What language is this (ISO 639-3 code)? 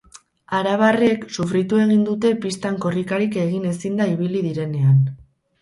eus